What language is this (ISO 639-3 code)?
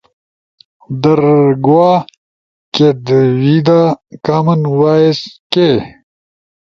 ush